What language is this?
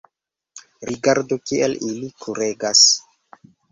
Esperanto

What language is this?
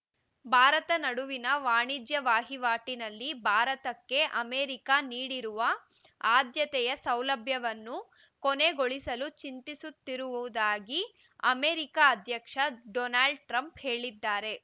Kannada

